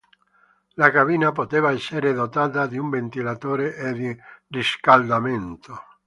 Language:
Italian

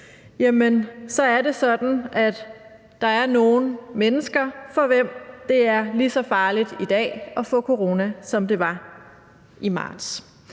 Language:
Danish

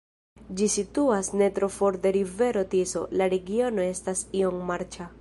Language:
Esperanto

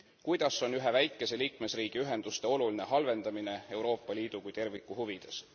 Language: Estonian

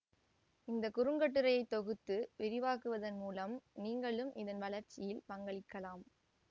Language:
Tamil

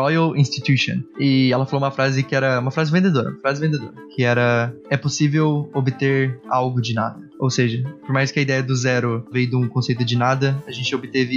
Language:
Portuguese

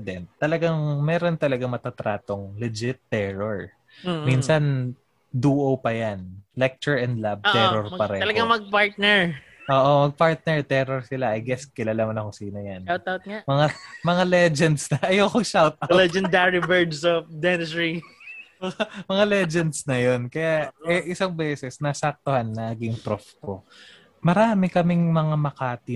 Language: Filipino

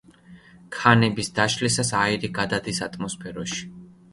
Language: Georgian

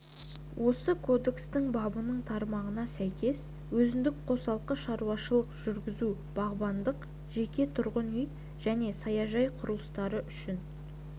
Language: Kazakh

